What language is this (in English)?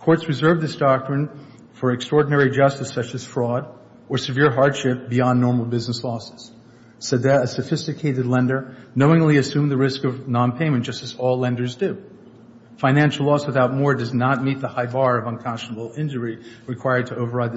English